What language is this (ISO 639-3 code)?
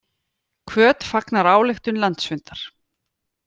isl